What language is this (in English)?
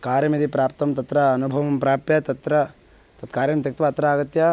Sanskrit